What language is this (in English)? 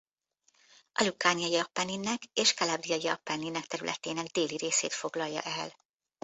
Hungarian